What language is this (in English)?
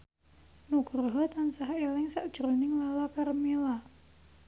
Javanese